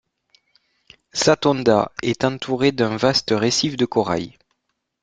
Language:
French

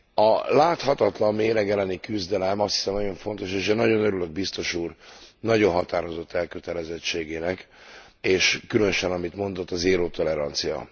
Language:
Hungarian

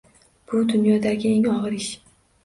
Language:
Uzbek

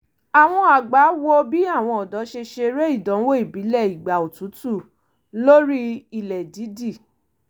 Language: Yoruba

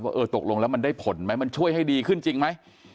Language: Thai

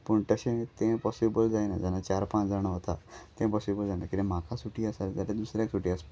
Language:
Konkani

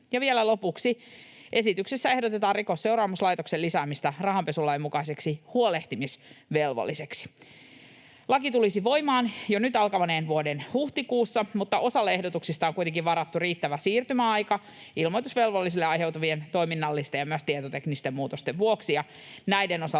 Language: Finnish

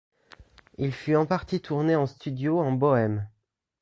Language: French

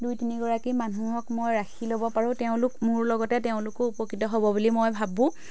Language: Assamese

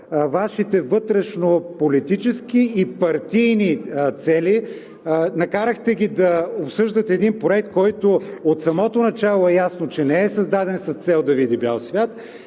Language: Bulgarian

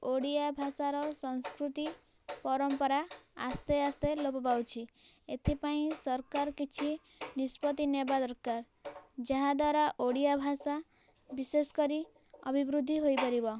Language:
Odia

